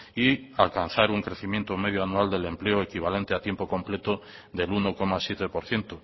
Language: Spanish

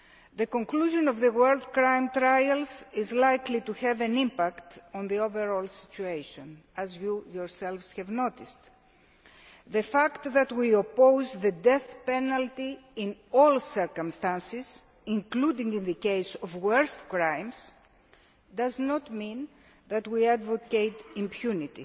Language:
English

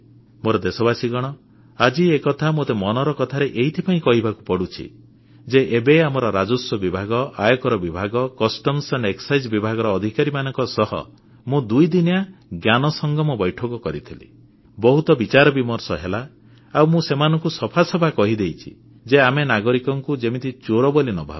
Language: Odia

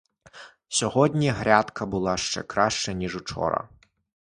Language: Ukrainian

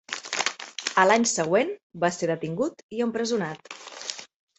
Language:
Catalan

